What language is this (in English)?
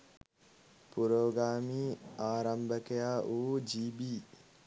Sinhala